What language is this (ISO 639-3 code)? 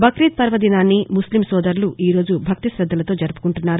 tel